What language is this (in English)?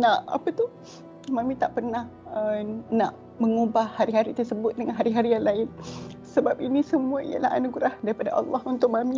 Malay